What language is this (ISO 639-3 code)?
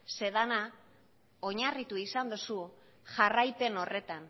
eus